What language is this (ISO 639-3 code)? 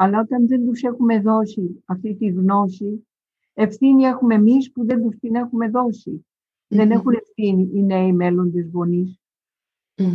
ell